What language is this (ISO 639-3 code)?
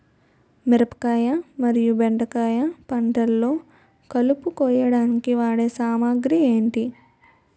tel